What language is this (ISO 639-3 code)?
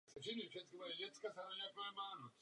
ces